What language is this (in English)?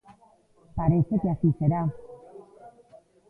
Galician